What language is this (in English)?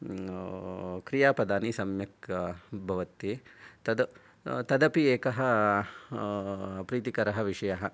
Sanskrit